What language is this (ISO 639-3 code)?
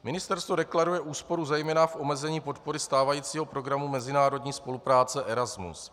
ces